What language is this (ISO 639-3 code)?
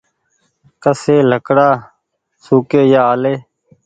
gig